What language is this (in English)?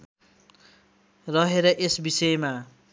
Nepali